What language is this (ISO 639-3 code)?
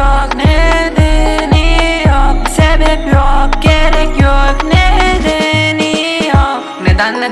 tur